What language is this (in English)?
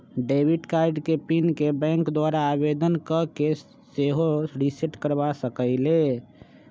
Magahi